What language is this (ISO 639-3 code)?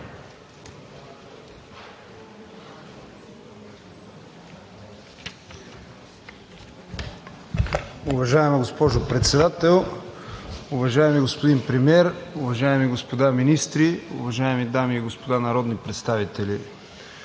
bul